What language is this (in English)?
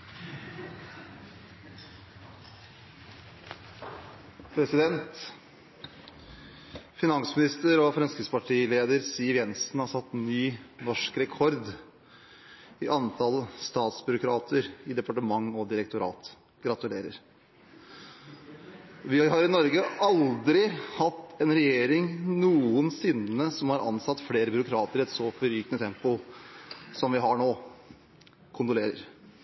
Norwegian Bokmål